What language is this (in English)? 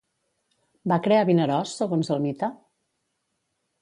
Catalan